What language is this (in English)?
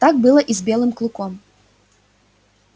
Russian